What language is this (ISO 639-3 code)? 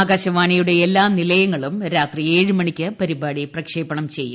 mal